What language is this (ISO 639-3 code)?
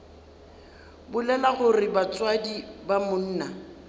nso